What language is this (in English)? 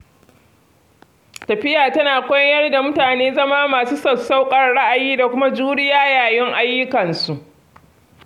Hausa